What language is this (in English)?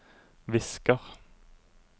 Norwegian